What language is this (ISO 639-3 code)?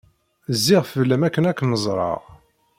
kab